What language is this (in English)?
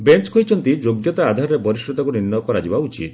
Odia